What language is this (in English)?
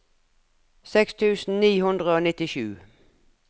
Norwegian